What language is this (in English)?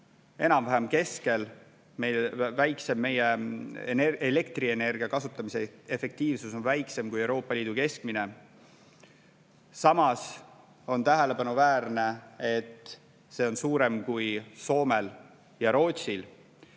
Estonian